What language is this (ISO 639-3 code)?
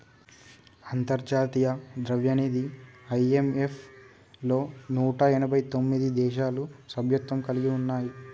tel